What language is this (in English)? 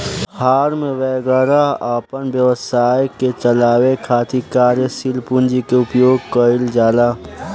Bhojpuri